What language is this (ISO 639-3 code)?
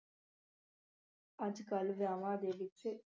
pan